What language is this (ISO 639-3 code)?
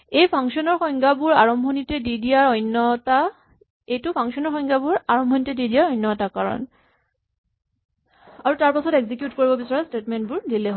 asm